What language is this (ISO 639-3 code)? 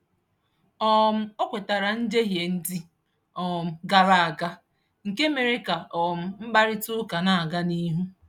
ibo